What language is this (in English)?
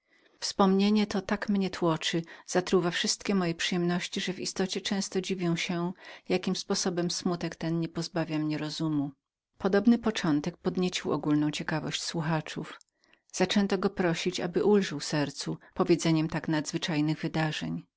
Polish